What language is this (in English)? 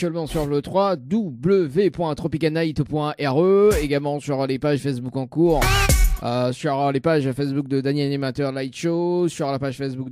French